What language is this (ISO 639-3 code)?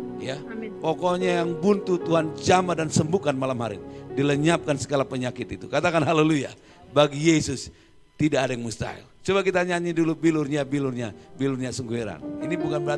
ind